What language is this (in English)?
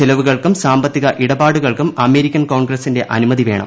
Malayalam